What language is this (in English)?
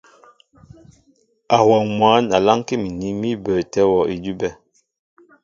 Mbo (Cameroon)